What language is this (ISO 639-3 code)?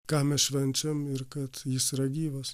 lit